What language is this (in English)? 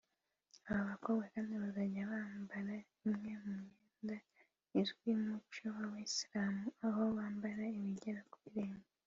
Kinyarwanda